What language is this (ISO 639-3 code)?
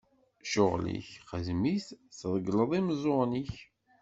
kab